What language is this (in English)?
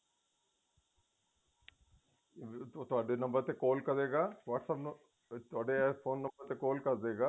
Punjabi